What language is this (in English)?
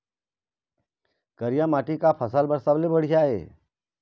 Chhattisgarhi